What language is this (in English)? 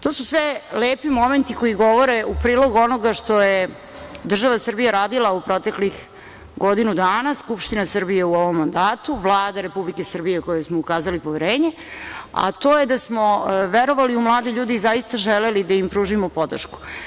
Serbian